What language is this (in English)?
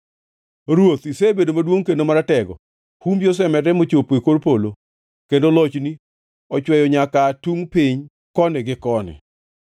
Luo (Kenya and Tanzania)